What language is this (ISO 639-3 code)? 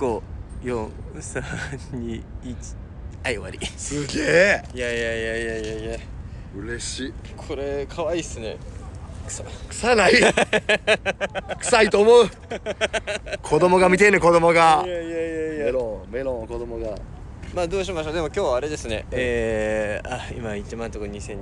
jpn